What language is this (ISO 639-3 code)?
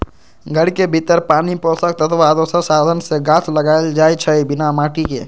mag